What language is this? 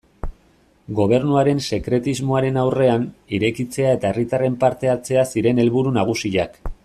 Basque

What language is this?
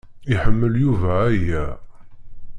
Kabyle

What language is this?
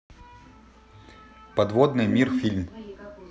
Russian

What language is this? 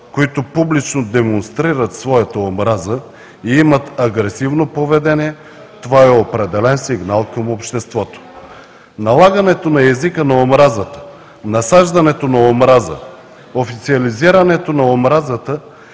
Bulgarian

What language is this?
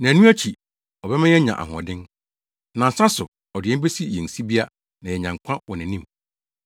Akan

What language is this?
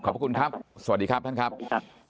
Thai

